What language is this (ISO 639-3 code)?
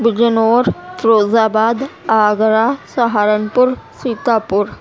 urd